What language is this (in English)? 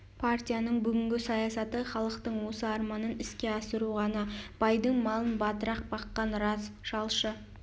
Kazakh